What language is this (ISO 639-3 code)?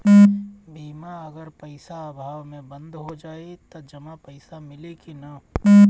bho